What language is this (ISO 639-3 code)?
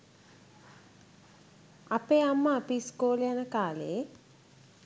sin